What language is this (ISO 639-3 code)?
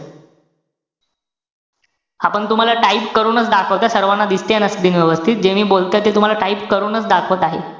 mar